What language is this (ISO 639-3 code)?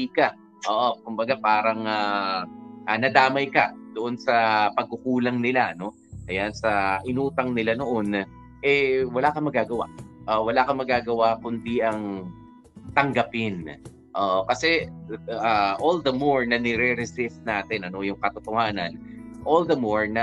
fil